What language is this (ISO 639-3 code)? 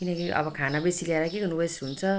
nep